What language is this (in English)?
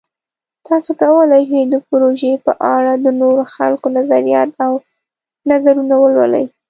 Pashto